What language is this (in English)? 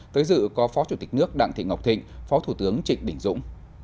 Vietnamese